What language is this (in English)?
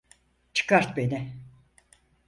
Turkish